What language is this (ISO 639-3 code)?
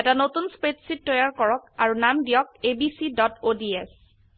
asm